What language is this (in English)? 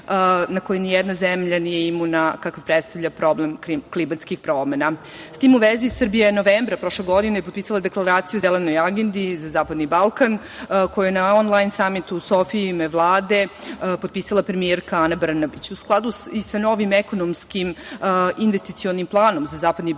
Serbian